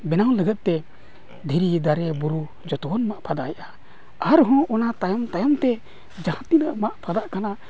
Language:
Santali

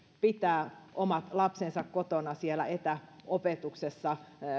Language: Finnish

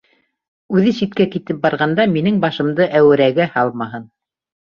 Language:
Bashkir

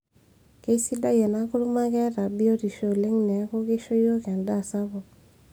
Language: Masai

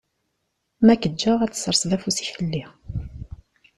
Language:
Kabyle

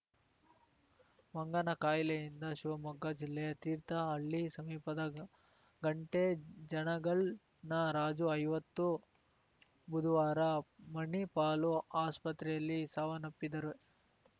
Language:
Kannada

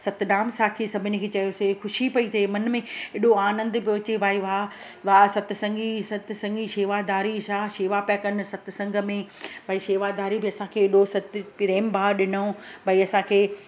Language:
Sindhi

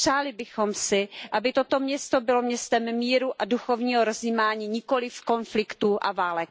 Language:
Czech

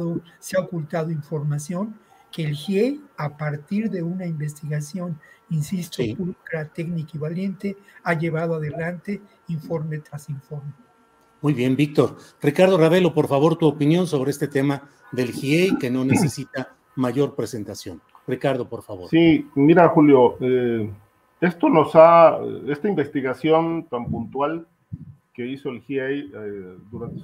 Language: Spanish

